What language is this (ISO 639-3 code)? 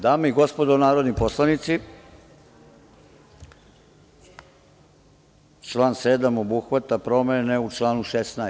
srp